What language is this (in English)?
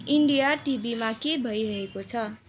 Nepali